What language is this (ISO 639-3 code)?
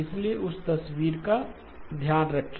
hin